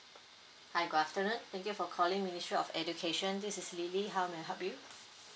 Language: English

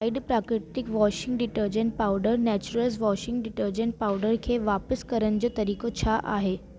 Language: Sindhi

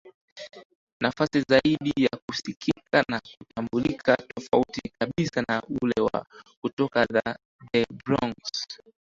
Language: Swahili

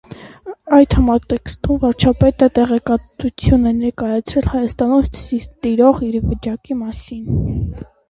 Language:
Armenian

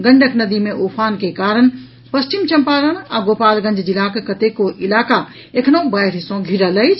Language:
Maithili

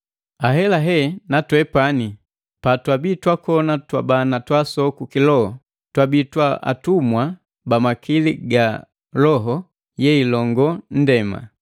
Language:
Matengo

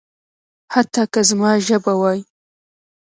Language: Pashto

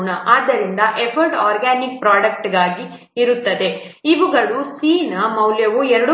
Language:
Kannada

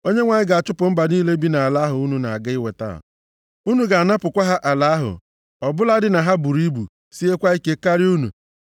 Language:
Igbo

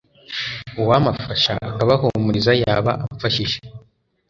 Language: Kinyarwanda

